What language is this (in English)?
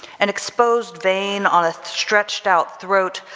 English